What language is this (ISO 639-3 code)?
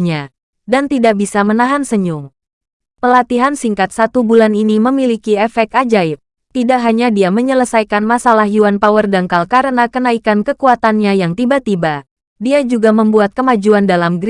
ind